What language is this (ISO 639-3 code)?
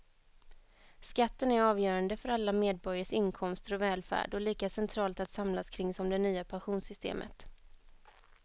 swe